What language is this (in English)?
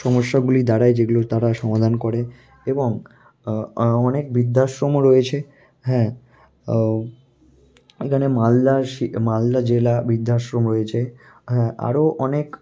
Bangla